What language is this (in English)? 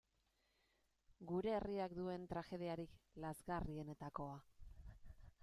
Basque